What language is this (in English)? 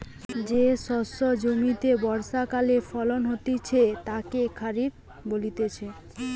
Bangla